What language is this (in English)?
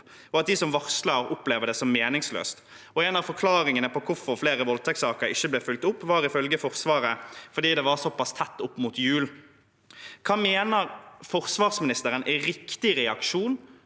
Norwegian